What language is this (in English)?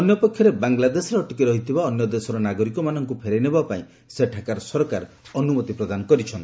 Odia